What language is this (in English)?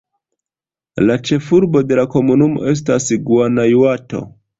Esperanto